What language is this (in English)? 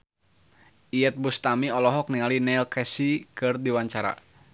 Sundanese